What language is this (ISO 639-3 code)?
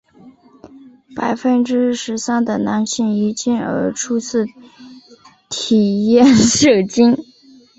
zho